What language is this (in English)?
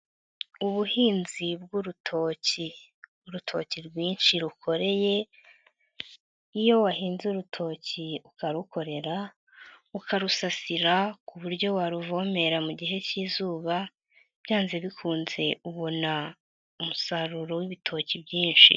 Kinyarwanda